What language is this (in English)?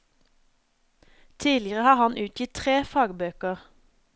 Norwegian